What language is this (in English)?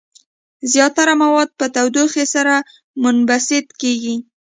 Pashto